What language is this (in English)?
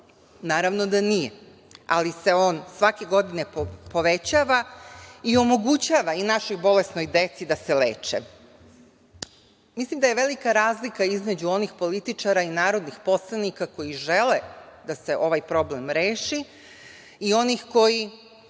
Serbian